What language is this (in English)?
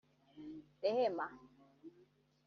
Kinyarwanda